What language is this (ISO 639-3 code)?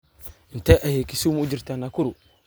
som